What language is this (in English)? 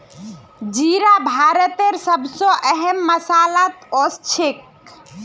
Magahi